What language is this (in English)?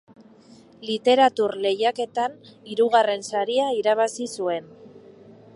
Basque